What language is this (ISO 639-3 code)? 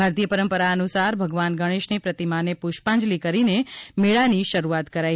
guj